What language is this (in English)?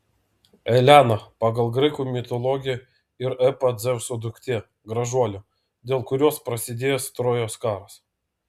Lithuanian